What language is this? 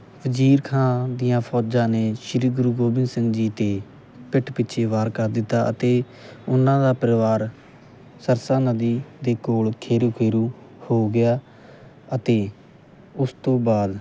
Punjabi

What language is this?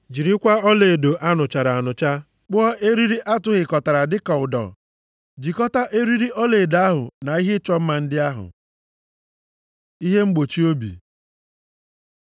Igbo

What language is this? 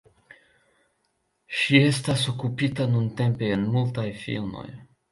Esperanto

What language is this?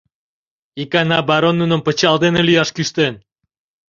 Mari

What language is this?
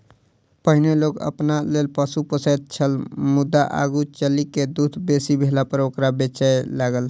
Maithili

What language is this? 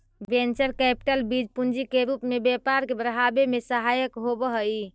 Magahi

